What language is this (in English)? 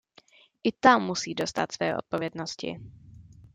Czech